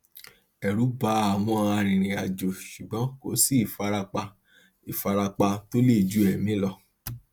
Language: Yoruba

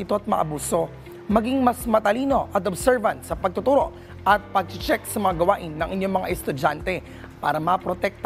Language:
Filipino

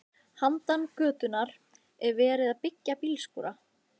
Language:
Icelandic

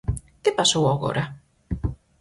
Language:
Galician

